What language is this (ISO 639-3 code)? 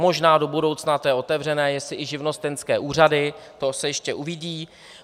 ces